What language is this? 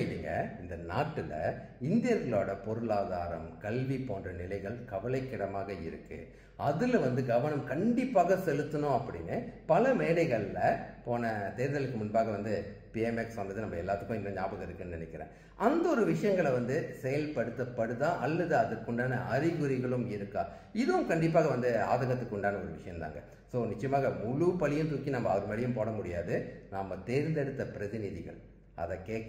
Italian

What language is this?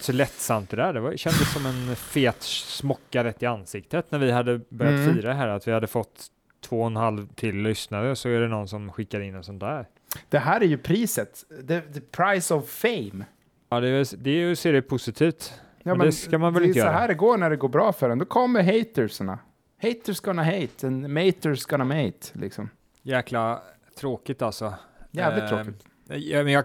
Swedish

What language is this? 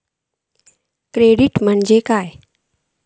Marathi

